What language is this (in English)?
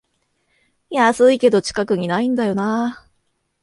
Japanese